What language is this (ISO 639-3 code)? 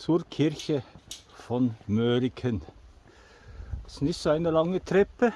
deu